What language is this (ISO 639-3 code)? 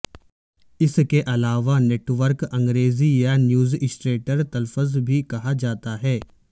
urd